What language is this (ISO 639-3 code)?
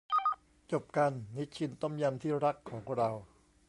tha